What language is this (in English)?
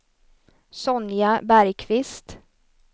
Swedish